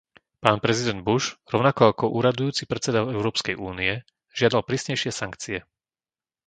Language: Slovak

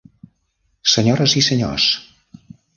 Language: Catalan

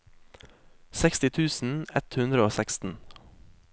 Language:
Norwegian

